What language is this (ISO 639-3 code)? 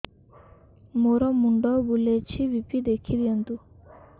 ori